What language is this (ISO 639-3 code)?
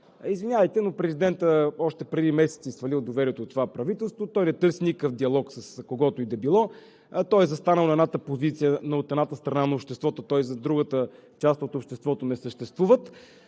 bul